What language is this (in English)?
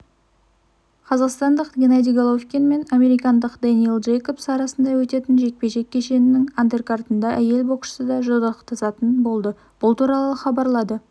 Kazakh